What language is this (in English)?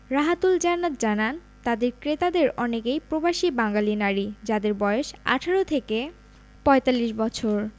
Bangla